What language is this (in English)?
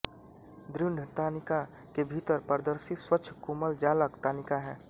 Hindi